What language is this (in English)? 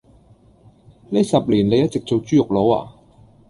Cantonese